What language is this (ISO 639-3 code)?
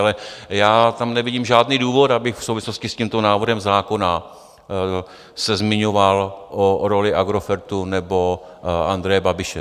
ces